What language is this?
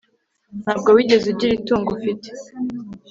Kinyarwanda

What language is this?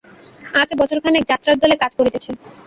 Bangla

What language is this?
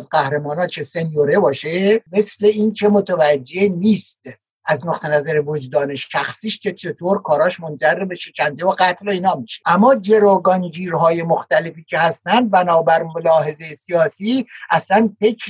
Persian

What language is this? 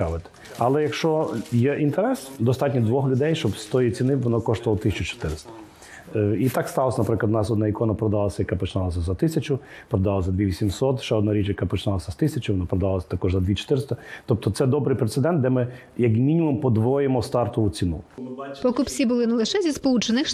Ukrainian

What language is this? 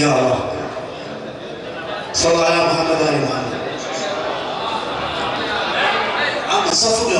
Arabic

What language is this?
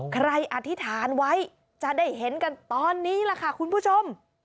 Thai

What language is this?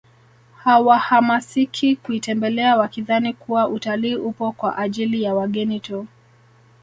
Swahili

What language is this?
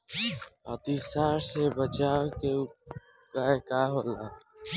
Bhojpuri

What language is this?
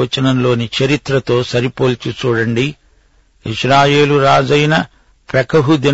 Telugu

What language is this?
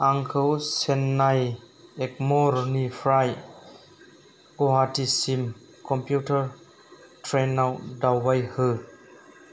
Bodo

